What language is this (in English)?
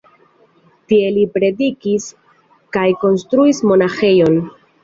Esperanto